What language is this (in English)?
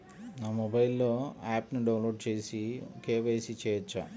Telugu